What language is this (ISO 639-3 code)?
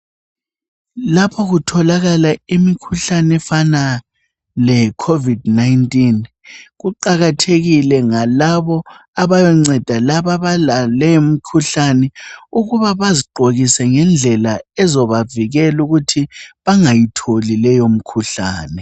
nde